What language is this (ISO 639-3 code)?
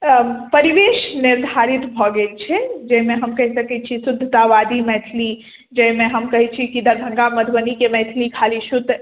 mai